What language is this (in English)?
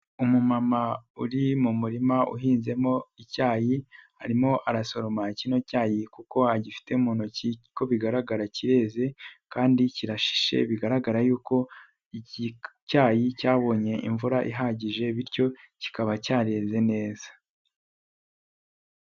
Kinyarwanda